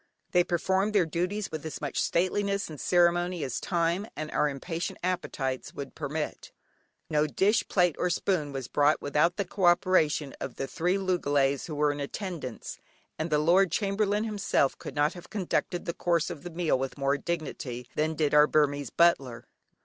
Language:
English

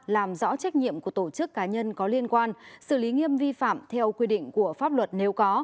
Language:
Vietnamese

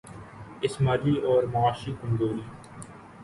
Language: Urdu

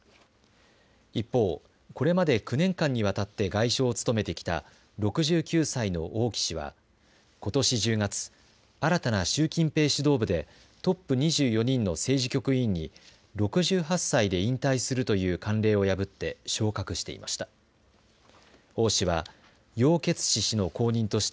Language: Japanese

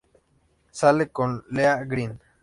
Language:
Spanish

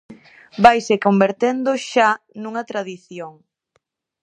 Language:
Galician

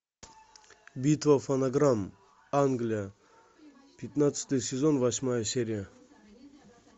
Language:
Russian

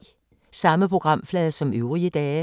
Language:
Danish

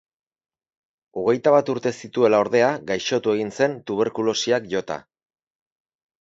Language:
Basque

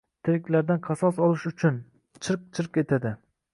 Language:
Uzbek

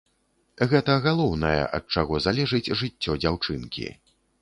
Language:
Belarusian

